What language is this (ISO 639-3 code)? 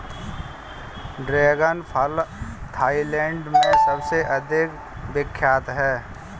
hin